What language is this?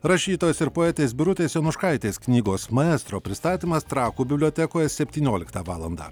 Lithuanian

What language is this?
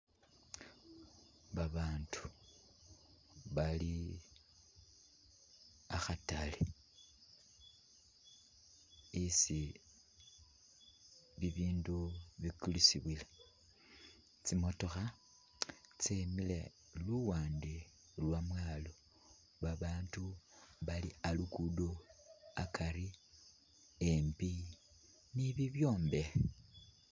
Masaaba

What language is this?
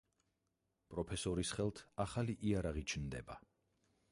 Georgian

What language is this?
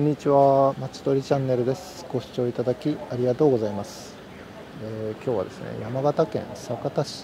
Japanese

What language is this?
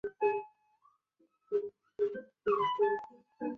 Chinese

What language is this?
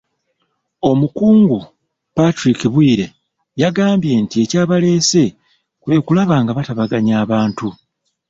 Ganda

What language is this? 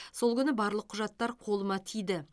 Kazakh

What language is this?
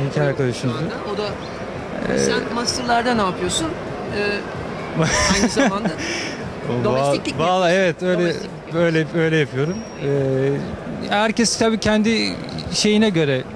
Turkish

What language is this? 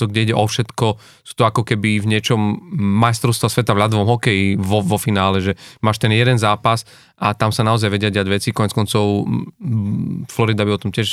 Slovak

